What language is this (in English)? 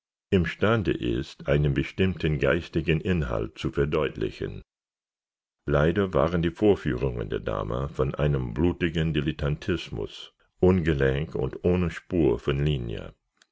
German